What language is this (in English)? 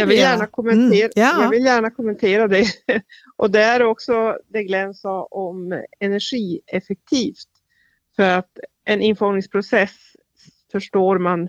Swedish